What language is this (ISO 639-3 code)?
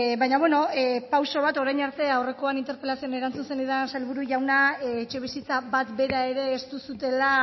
eus